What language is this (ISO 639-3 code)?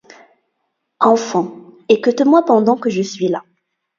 fra